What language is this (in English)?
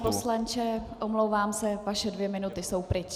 Czech